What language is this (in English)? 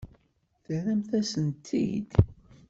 Kabyle